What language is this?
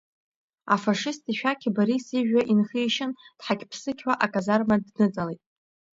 Abkhazian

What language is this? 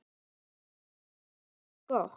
Icelandic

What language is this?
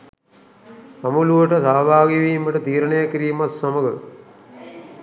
Sinhala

